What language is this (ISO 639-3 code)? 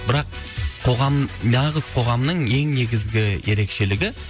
kaz